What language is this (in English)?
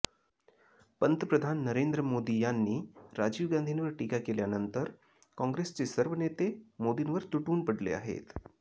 Marathi